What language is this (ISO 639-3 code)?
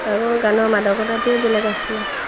asm